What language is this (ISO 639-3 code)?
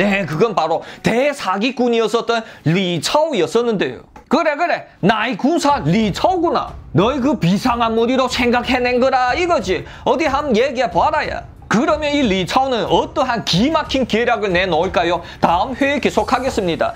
kor